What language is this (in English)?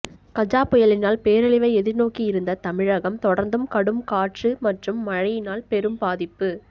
Tamil